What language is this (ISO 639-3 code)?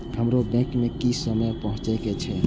mai